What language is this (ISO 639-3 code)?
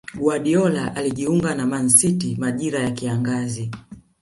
swa